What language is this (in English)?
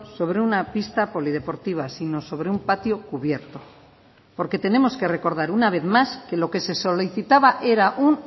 Spanish